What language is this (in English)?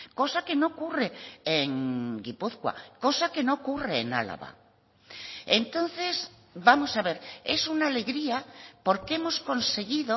Spanish